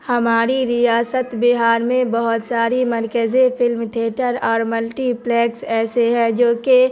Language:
Urdu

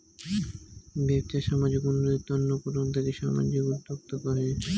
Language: Bangla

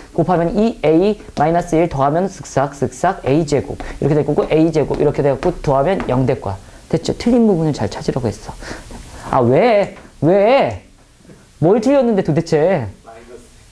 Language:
Korean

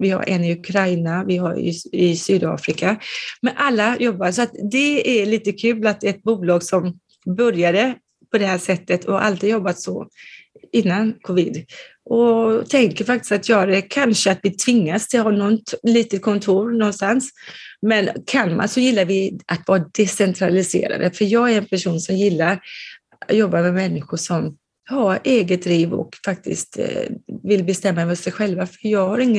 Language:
Swedish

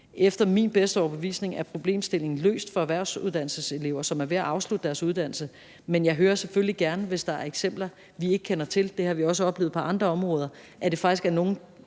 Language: Danish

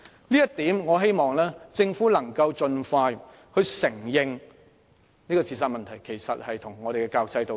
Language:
Cantonese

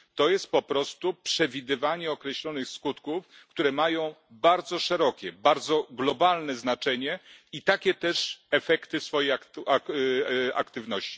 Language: Polish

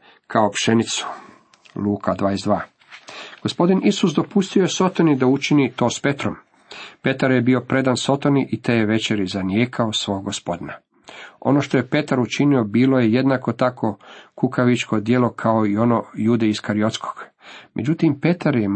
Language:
Croatian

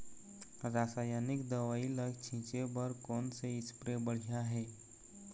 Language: Chhattisgarhi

